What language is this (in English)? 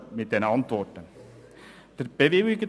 Swiss German